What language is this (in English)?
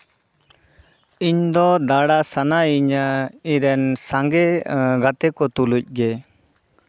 Santali